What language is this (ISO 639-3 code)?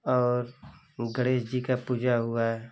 hin